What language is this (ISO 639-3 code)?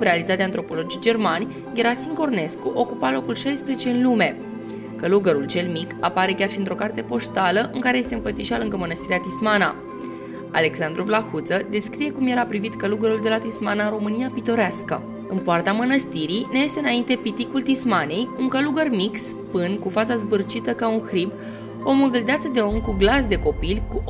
ron